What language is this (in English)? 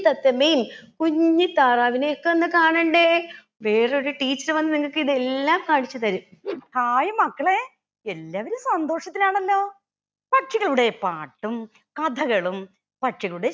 Malayalam